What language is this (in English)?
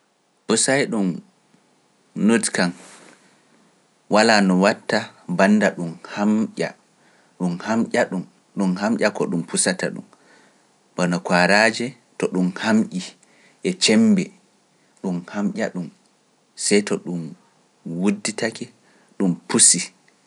Pular